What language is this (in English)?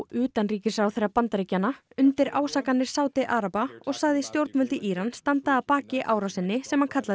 Icelandic